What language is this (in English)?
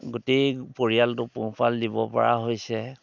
Assamese